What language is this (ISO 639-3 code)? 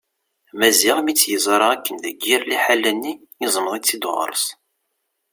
kab